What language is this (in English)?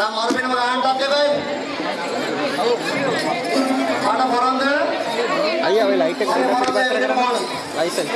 English